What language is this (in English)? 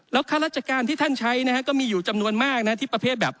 Thai